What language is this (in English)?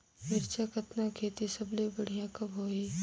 Chhattisgarhi